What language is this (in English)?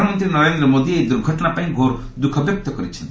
Odia